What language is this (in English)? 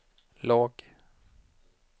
Swedish